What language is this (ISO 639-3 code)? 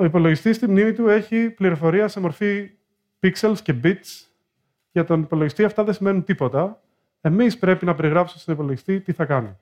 ell